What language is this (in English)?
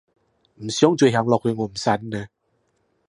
Cantonese